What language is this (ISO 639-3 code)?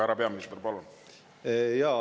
est